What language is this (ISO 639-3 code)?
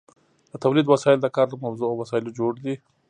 pus